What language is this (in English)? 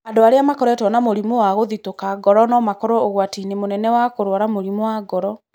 Kikuyu